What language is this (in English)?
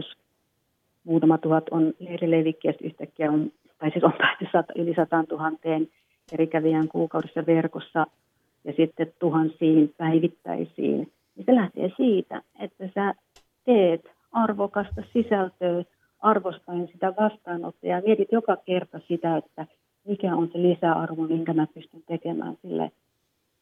Finnish